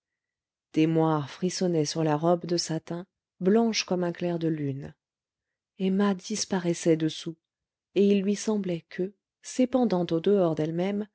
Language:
French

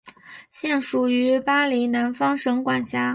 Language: Chinese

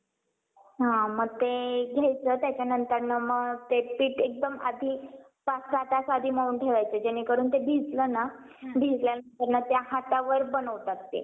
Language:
Marathi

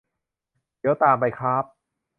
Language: Thai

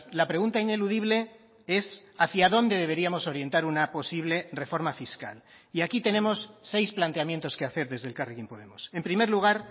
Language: Spanish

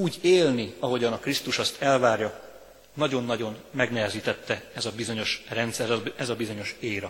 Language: Hungarian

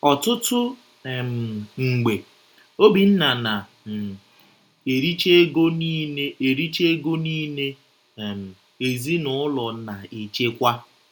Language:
Igbo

